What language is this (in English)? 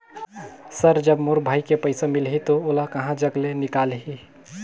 Chhattisgarhi